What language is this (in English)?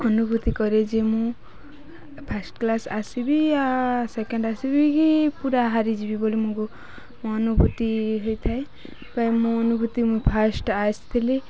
Odia